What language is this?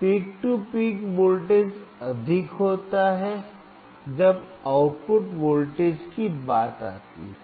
Hindi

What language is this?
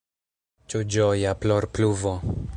Esperanto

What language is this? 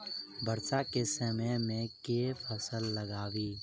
Maithili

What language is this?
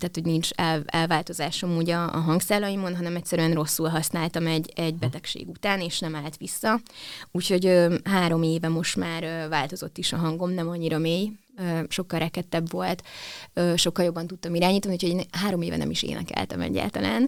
Hungarian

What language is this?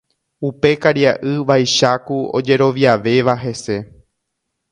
Guarani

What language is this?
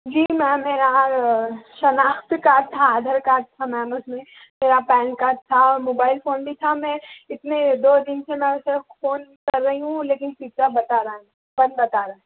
Urdu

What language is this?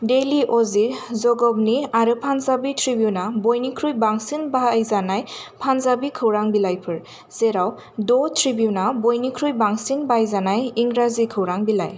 Bodo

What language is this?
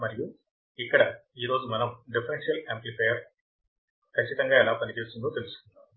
Telugu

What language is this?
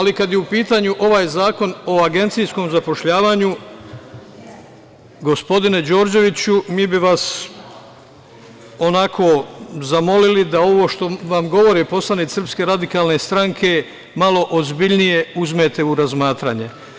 Serbian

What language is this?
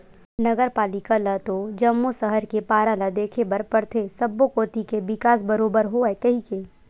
Chhattisgarhi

